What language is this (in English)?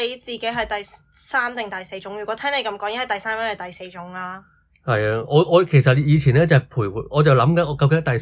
Chinese